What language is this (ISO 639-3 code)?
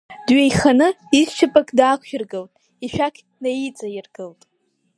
abk